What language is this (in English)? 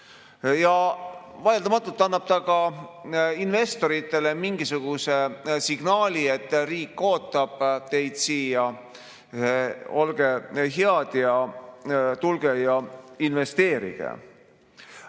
Estonian